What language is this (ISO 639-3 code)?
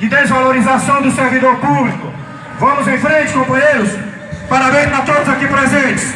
por